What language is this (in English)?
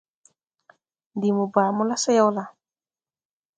Tupuri